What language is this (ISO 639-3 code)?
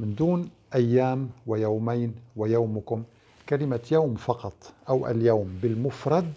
ara